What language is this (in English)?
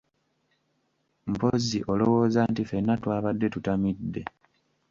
Ganda